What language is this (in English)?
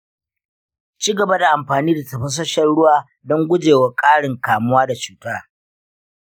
Hausa